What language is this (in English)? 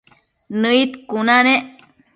Matsés